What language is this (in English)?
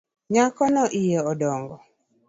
Luo (Kenya and Tanzania)